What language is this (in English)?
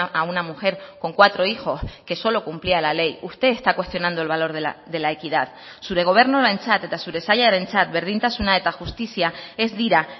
Spanish